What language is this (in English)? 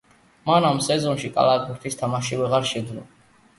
Georgian